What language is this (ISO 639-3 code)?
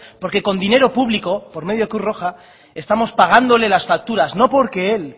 spa